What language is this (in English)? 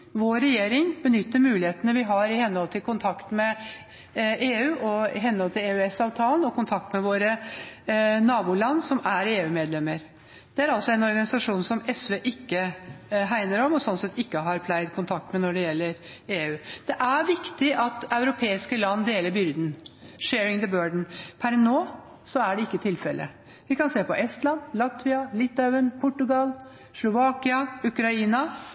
Norwegian Bokmål